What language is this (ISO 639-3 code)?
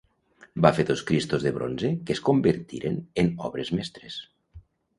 cat